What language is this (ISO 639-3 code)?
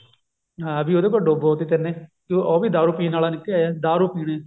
pan